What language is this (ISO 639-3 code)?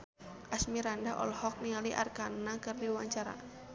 sun